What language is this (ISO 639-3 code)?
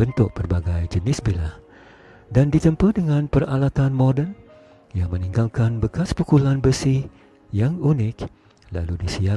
msa